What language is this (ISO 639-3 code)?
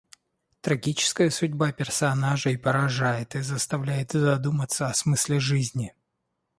rus